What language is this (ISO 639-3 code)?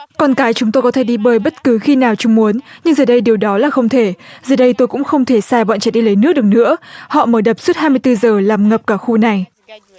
vie